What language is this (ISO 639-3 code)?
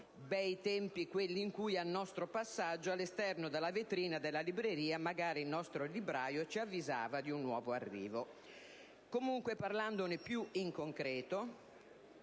ita